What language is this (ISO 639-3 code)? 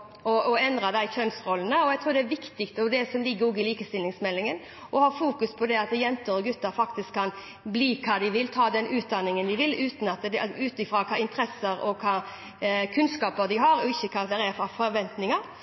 nob